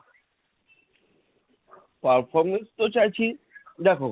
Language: Bangla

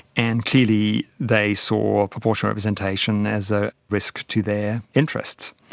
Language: English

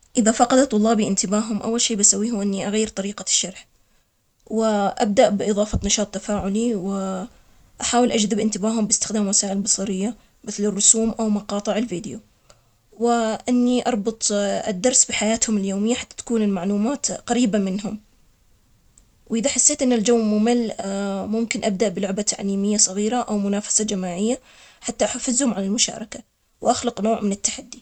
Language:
Omani Arabic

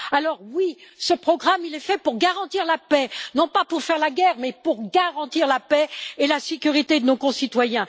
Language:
French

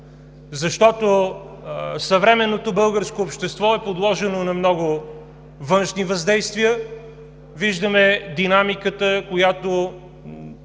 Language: Bulgarian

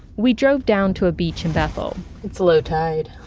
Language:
English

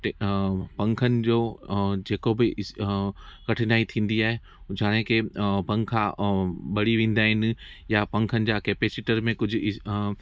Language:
Sindhi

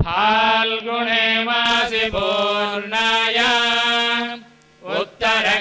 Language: Romanian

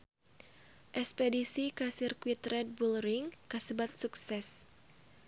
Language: Sundanese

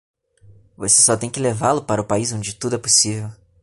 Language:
Portuguese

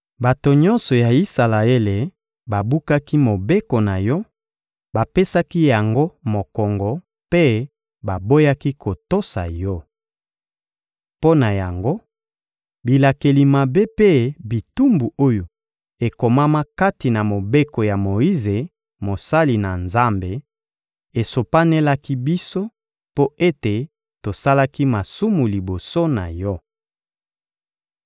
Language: Lingala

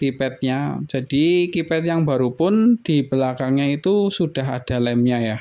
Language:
Indonesian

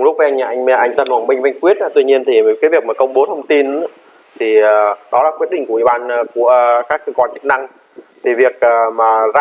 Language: Vietnamese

